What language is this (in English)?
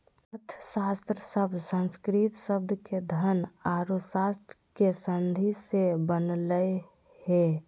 Magahi